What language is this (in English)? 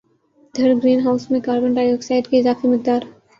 Urdu